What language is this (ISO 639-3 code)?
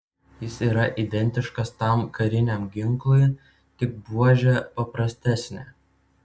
lit